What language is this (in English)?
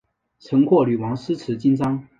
Chinese